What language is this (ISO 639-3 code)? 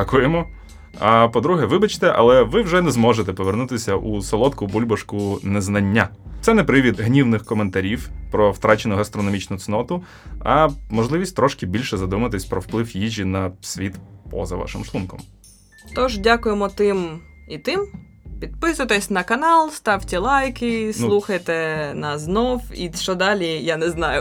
ukr